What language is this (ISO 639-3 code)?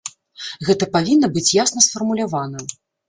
bel